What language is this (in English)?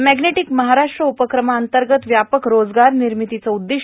Marathi